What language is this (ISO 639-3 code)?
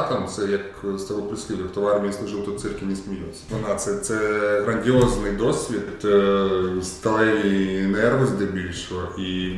ukr